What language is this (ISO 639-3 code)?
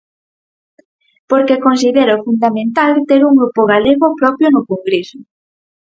glg